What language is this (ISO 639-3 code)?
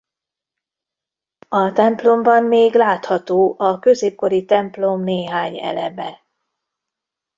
hun